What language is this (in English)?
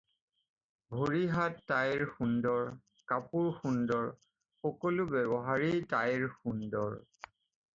Assamese